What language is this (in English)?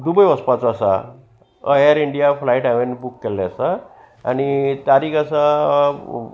Konkani